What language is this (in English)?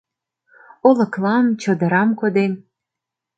Mari